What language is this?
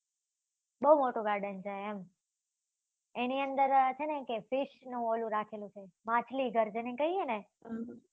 Gujarati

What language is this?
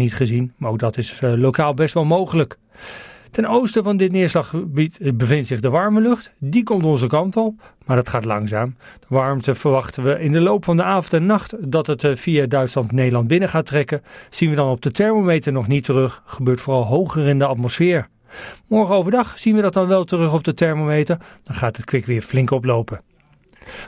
Dutch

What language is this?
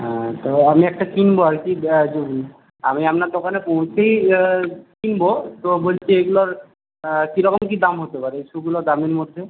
Bangla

